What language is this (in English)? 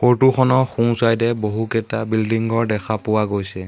Assamese